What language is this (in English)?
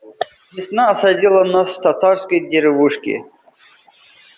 Russian